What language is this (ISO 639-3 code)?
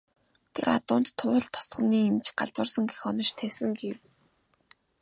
mon